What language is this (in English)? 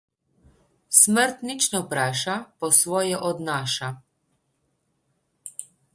Slovenian